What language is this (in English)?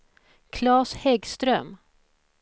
Swedish